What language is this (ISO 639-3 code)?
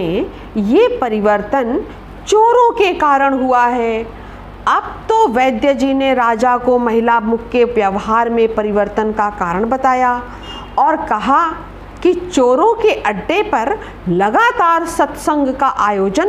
hin